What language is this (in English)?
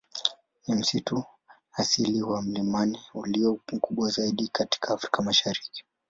Swahili